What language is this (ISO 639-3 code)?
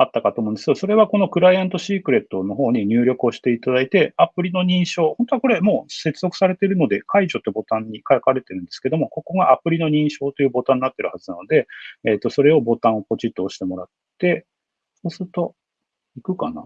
jpn